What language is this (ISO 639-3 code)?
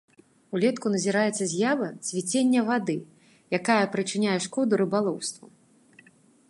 bel